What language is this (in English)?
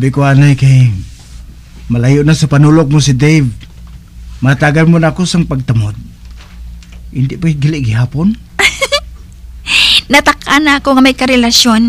Filipino